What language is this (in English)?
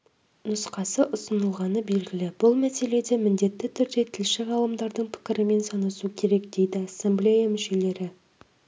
Kazakh